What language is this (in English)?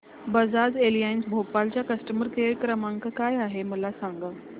Marathi